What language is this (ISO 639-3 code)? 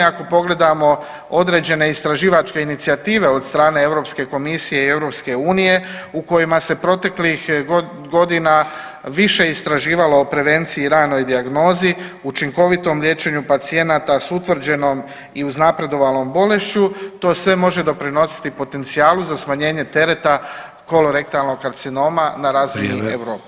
hrv